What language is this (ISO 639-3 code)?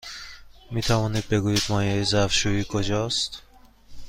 fas